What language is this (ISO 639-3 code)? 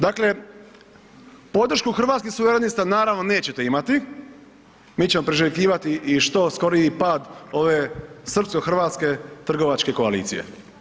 hrv